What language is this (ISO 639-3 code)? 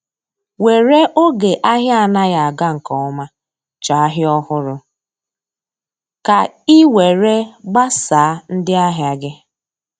ibo